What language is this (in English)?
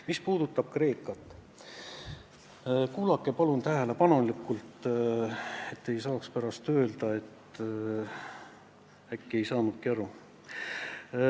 Estonian